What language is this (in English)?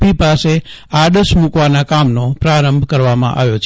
Gujarati